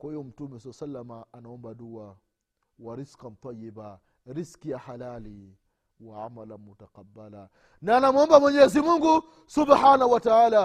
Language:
Swahili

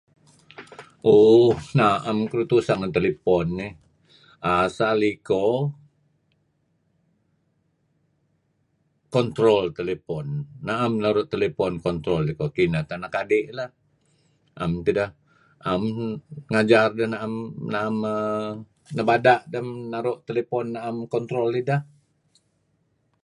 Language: Kelabit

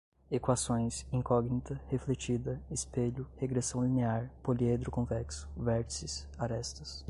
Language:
Portuguese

